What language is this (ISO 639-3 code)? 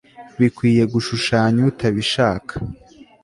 kin